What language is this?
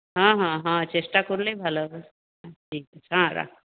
Bangla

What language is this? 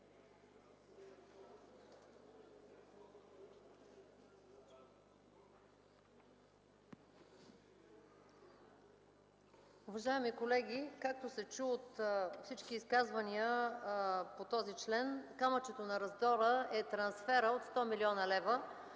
Bulgarian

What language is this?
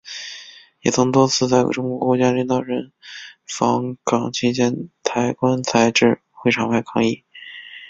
Chinese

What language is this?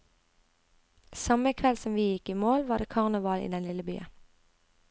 Norwegian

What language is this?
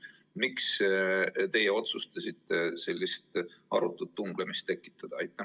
Estonian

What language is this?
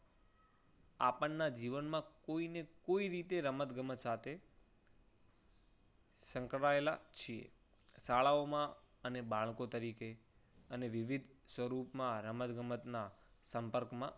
Gujarati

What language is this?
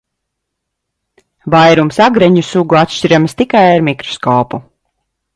Latvian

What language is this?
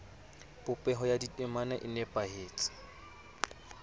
Southern Sotho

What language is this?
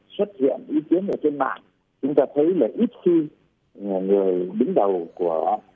Vietnamese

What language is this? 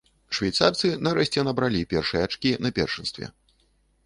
Belarusian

